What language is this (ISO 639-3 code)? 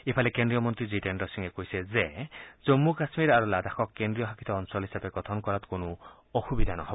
asm